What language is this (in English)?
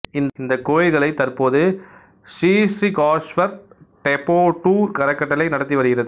Tamil